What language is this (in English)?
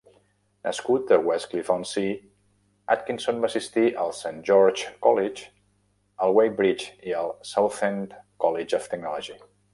Catalan